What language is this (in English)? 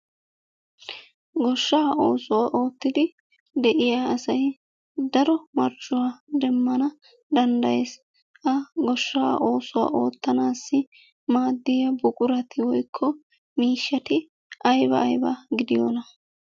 Wolaytta